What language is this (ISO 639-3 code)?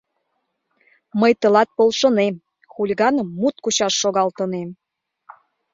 chm